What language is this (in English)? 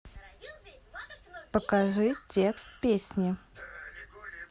Russian